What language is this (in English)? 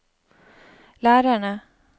Norwegian